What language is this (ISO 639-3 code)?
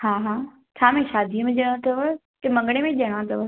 snd